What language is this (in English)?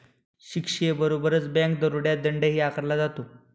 Marathi